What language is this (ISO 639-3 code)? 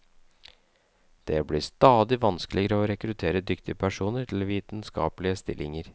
nor